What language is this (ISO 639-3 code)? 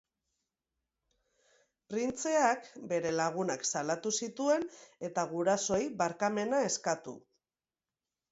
eus